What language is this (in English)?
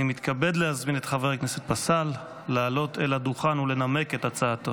Hebrew